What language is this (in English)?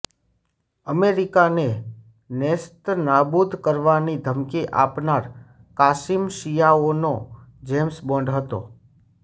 Gujarati